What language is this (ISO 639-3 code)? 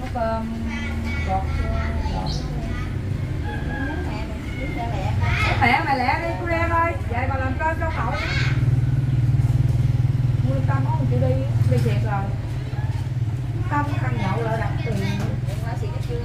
vie